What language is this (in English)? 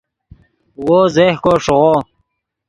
Yidgha